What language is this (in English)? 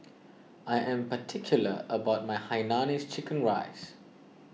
English